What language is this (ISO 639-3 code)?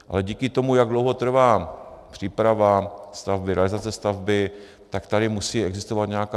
ces